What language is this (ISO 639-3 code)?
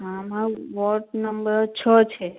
guj